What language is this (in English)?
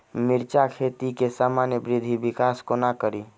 Maithili